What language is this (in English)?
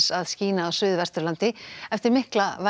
Icelandic